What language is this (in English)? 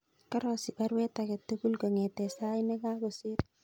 Kalenjin